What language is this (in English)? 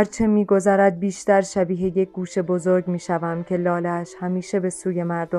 Persian